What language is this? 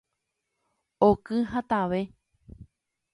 Guarani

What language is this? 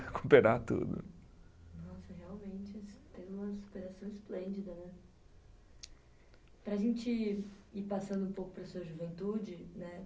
Portuguese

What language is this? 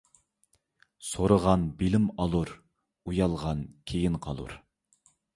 Uyghur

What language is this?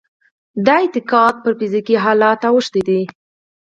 Pashto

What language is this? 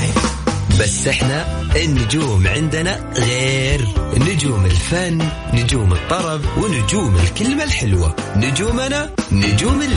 Arabic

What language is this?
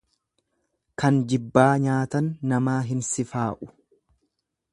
Oromo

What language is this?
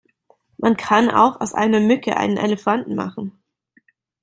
German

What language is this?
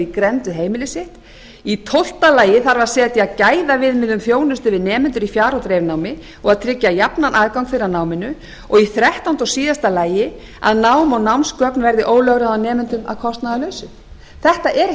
Icelandic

